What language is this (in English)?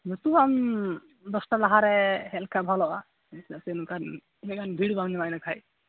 Santali